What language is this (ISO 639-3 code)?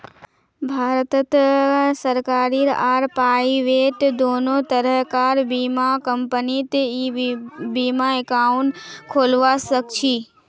mag